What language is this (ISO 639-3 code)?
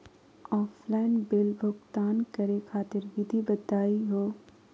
mag